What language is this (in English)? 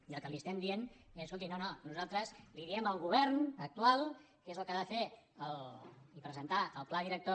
Catalan